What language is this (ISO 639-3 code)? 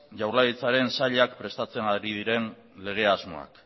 eus